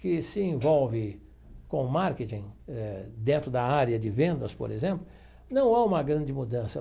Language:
Portuguese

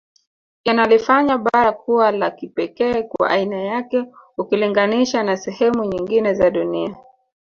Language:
Swahili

